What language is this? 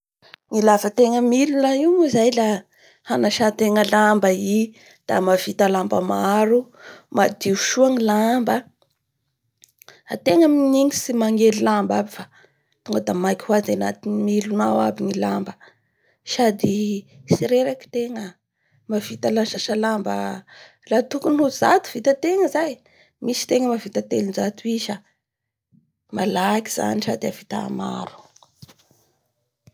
Bara Malagasy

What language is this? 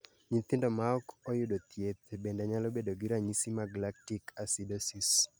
Luo (Kenya and Tanzania)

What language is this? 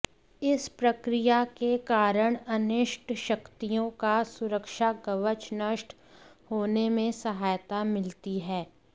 Hindi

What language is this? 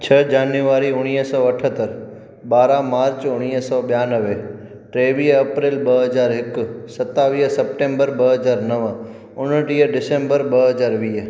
Sindhi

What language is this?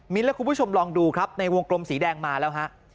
Thai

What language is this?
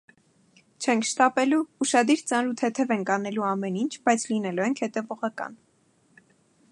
Armenian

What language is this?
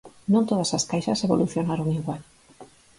Galician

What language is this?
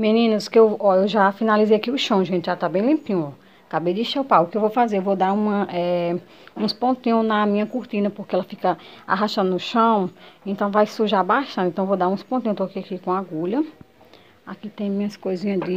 Portuguese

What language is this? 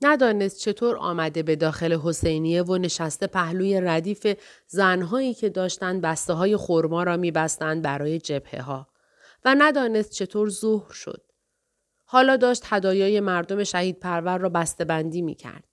Persian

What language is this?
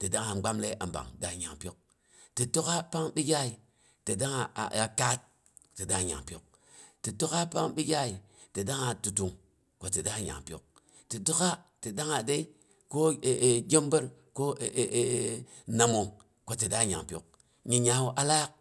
Boghom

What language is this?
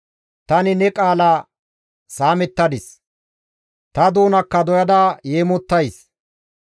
Gamo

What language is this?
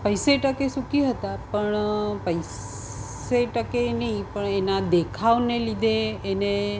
Gujarati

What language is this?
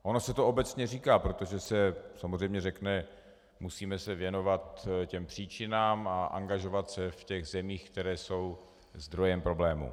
Czech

